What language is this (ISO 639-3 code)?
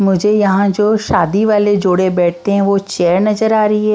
hin